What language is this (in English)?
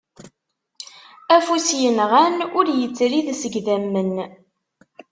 Kabyle